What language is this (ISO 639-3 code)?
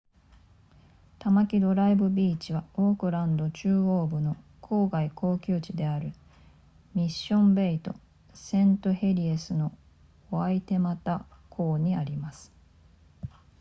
jpn